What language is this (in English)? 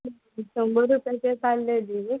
Konkani